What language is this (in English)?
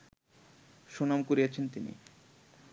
Bangla